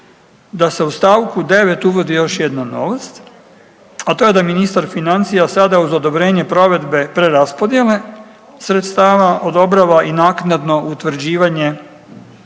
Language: Croatian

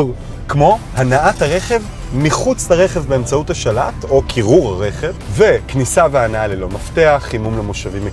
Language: Hebrew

